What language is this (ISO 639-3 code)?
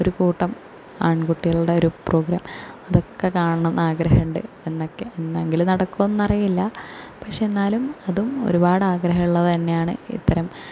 mal